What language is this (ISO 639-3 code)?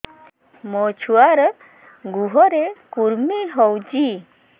ori